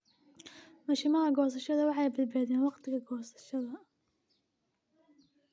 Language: Somali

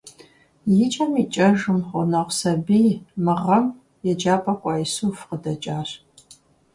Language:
Kabardian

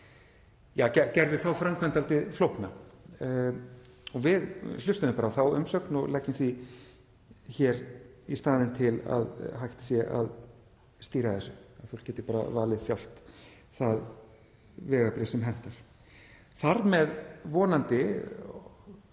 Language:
Icelandic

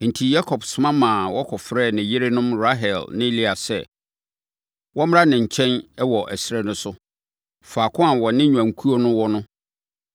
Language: Akan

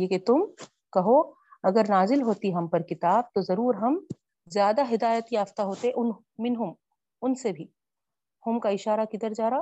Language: Urdu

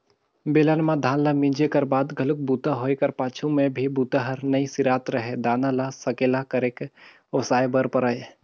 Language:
Chhattisgarhi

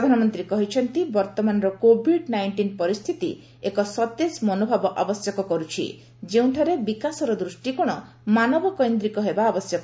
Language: Odia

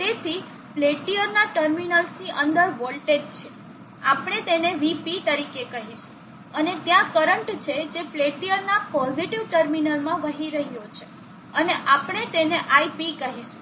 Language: Gujarati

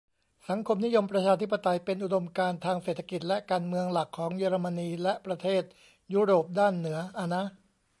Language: Thai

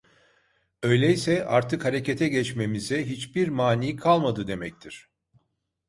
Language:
Turkish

